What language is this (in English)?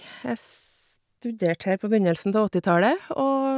Norwegian